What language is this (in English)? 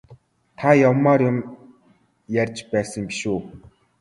Mongolian